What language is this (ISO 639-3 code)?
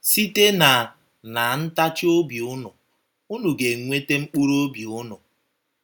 ibo